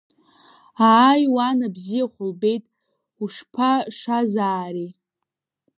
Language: Abkhazian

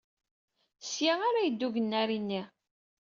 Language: Kabyle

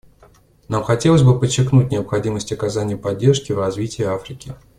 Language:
Russian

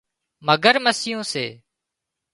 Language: Wadiyara Koli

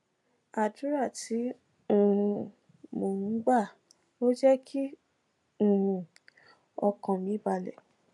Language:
Yoruba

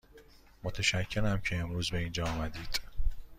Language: Persian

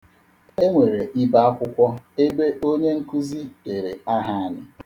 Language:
Igbo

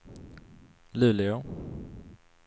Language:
Swedish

